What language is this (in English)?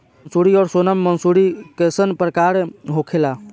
Bhojpuri